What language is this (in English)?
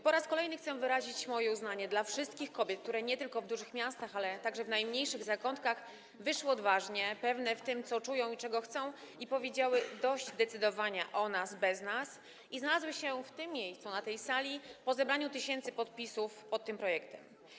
Polish